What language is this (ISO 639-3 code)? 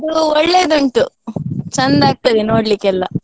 kan